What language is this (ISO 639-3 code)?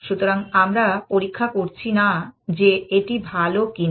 ben